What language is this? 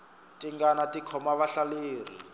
Tsonga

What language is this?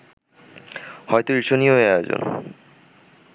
Bangla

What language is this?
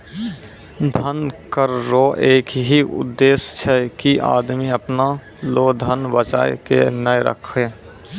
Maithili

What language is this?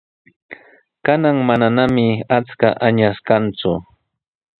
Sihuas Ancash Quechua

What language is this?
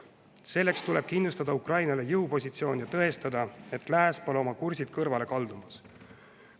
Estonian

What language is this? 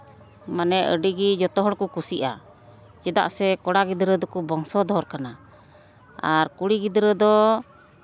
Santali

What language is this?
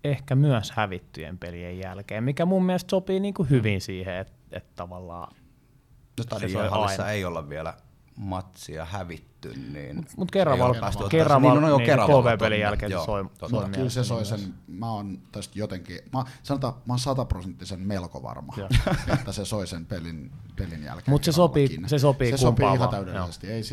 Finnish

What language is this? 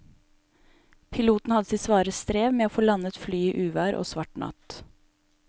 Norwegian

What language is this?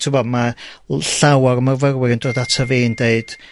Welsh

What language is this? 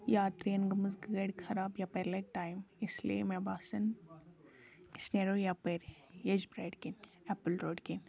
Kashmiri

